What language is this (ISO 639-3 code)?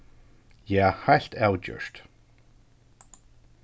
fao